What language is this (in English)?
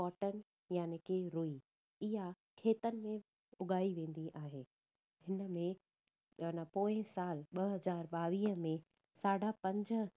Sindhi